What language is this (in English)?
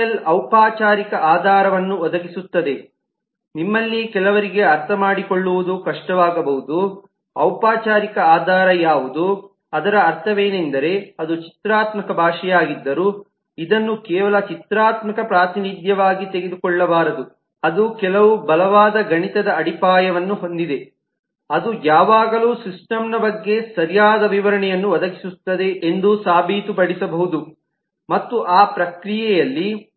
Kannada